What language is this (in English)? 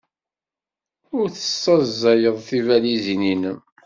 Kabyle